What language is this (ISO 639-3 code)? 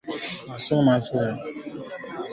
swa